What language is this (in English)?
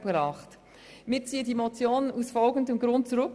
Swiss German